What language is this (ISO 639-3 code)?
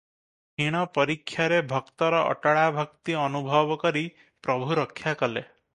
ori